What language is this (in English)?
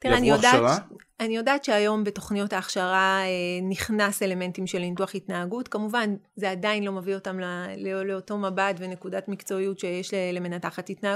Hebrew